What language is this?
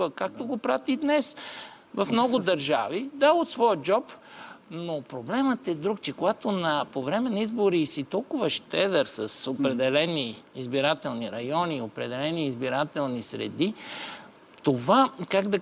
Bulgarian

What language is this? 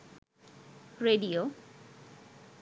Bangla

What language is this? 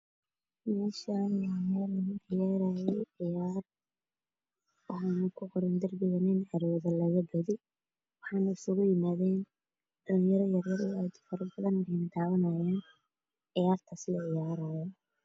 Somali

